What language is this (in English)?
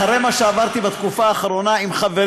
Hebrew